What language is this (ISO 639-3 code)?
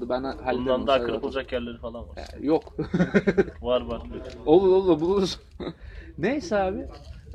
tur